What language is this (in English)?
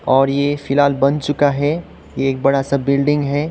Hindi